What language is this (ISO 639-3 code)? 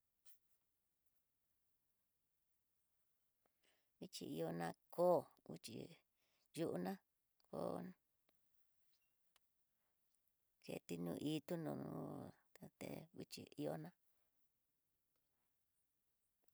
mtx